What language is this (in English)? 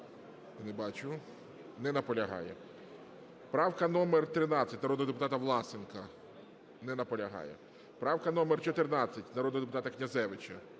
Ukrainian